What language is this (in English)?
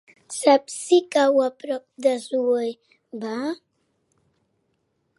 Catalan